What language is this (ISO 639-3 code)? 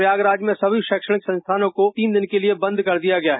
hin